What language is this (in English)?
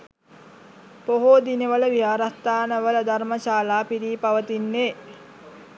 Sinhala